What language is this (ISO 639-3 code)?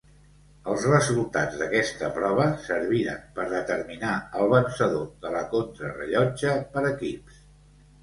cat